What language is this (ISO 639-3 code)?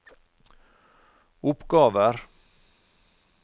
nor